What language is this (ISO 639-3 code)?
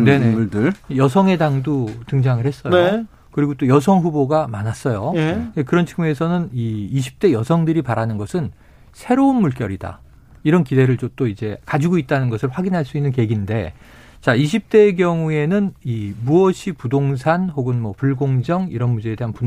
kor